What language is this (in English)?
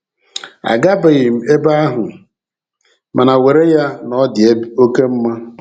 Igbo